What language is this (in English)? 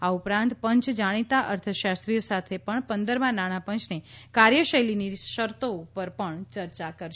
Gujarati